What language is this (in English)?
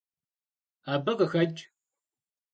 Kabardian